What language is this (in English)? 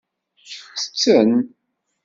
Kabyle